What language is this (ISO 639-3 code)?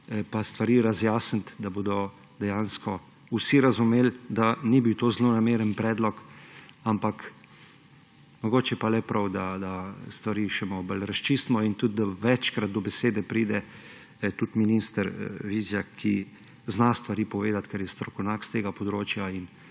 slv